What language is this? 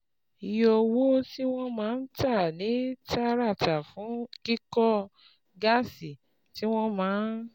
Yoruba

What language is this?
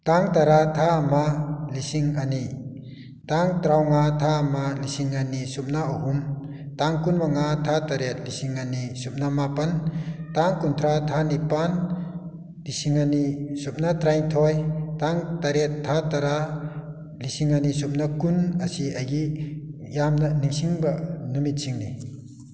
Manipuri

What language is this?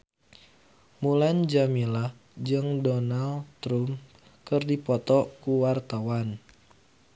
Sundanese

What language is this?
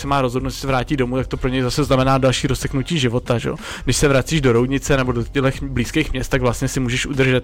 Czech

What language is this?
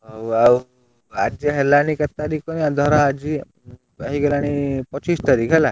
Odia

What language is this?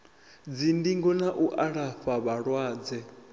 Venda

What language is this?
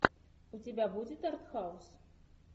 Russian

